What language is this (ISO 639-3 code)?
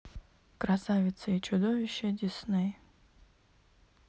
rus